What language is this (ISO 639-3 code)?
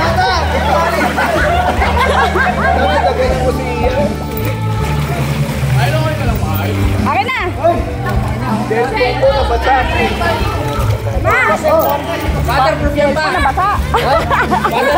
ind